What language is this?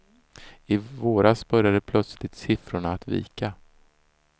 Swedish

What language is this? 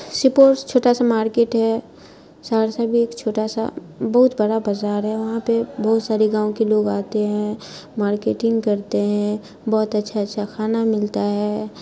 Urdu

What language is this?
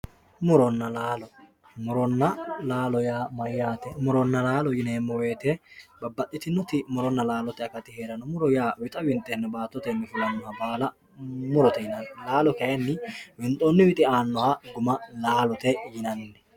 Sidamo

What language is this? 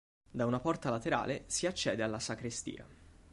Italian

